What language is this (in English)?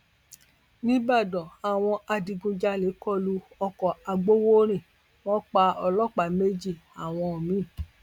Yoruba